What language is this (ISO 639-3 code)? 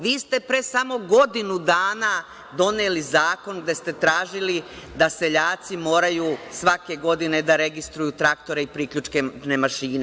srp